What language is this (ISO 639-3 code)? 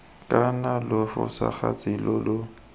tsn